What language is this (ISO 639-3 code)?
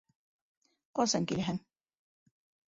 bak